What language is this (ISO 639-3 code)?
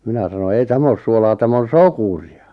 fin